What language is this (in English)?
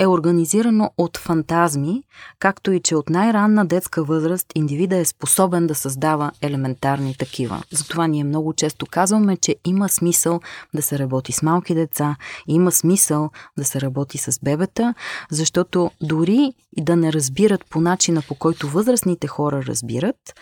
Bulgarian